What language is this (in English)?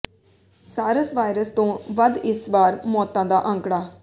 Punjabi